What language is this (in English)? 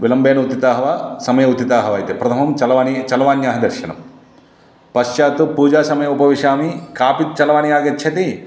Sanskrit